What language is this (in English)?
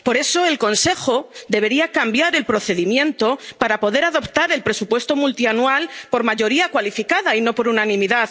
Spanish